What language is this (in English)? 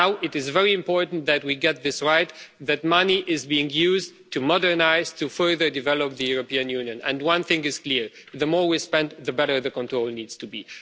English